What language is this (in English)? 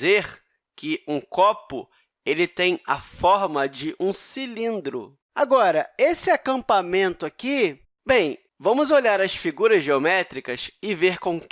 Portuguese